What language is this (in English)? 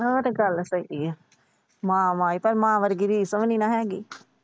Punjabi